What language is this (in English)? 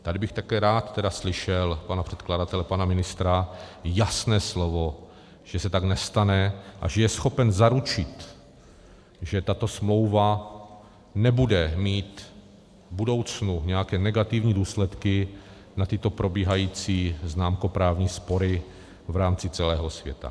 Czech